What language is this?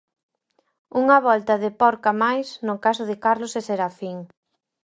Galician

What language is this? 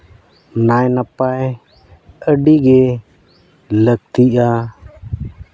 Santali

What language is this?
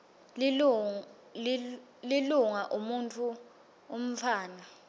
Swati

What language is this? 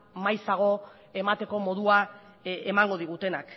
Basque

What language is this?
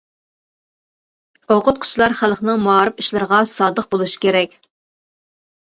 Uyghur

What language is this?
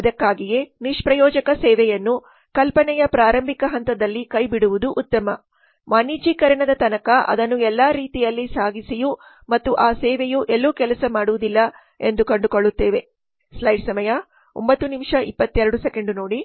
Kannada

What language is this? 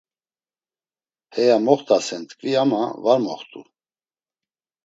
Laz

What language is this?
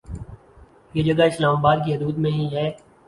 Urdu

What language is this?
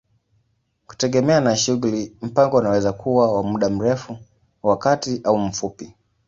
Swahili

